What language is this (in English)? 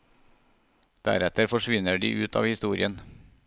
Norwegian